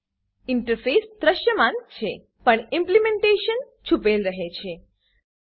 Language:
Gujarati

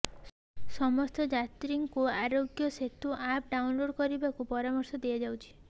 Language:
Odia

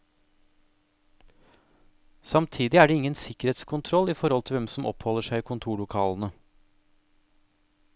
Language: Norwegian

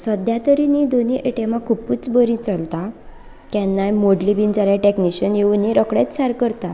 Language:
Konkani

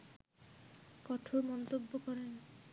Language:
Bangla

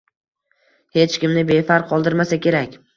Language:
Uzbek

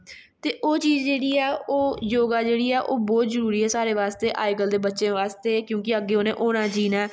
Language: Dogri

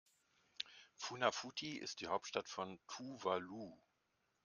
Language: German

